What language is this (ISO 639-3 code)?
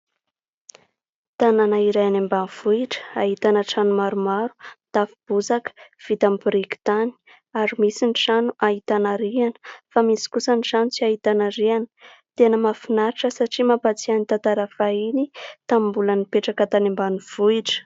mlg